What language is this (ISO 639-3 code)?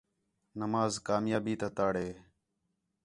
xhe